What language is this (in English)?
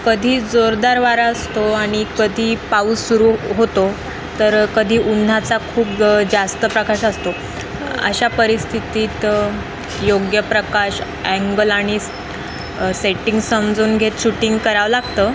Marathi